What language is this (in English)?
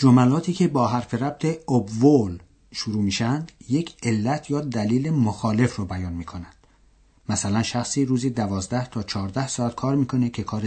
Persian